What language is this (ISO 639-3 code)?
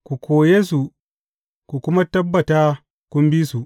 hau